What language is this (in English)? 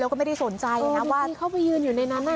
Thai